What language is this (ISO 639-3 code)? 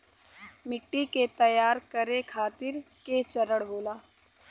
bho